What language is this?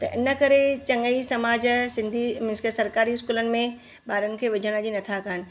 Sindhi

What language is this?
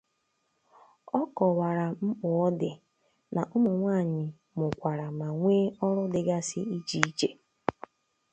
Igbo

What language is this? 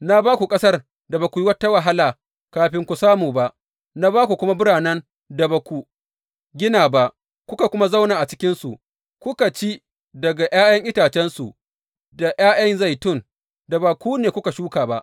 Hausa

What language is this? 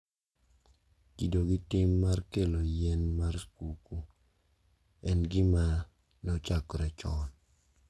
Luo (Kenya and Tanzania)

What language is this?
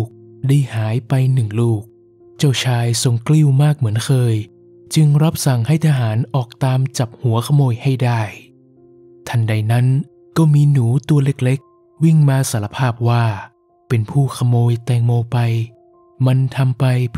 Thai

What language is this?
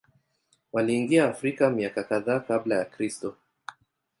Swahili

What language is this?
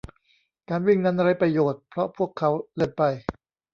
Thai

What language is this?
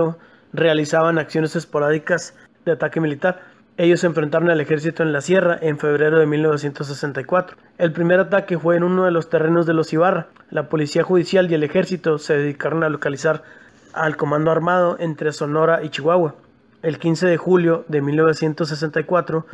Spanish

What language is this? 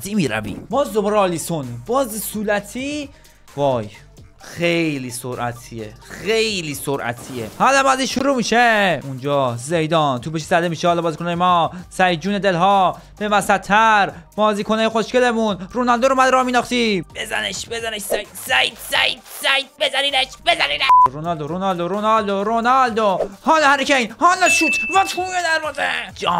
Persian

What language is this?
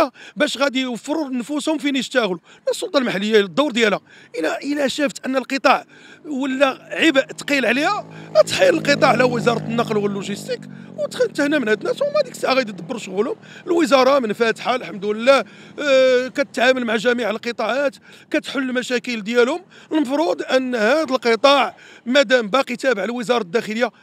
Arabic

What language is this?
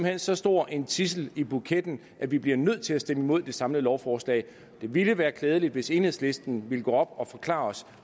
Danish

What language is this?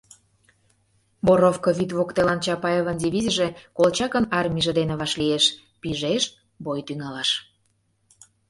Mari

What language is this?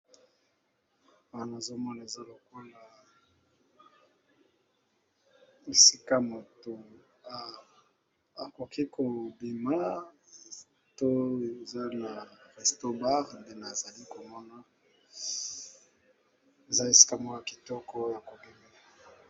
Lingala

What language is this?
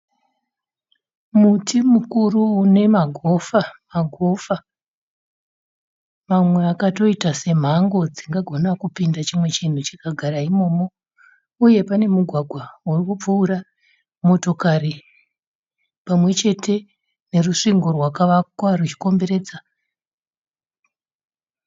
Shona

